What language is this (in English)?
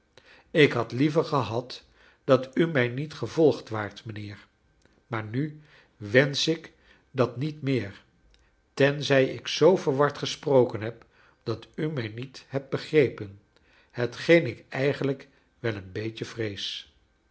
Dutch